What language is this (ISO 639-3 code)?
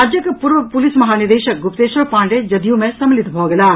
mai